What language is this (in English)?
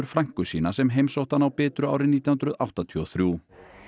Icelandic